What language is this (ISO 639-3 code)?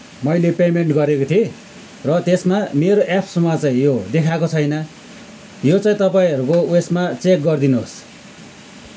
nep